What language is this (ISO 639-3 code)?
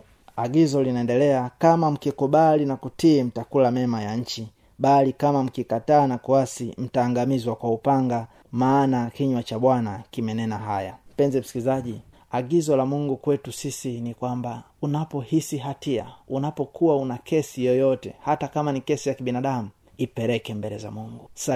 swa